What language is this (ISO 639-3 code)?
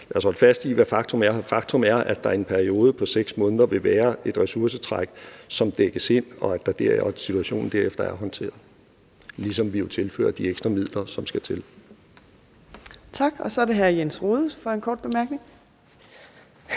dan